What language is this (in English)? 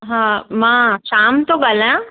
Sindhi